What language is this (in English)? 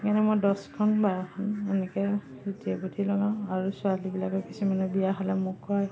Assamese